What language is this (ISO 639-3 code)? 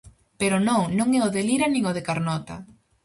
glg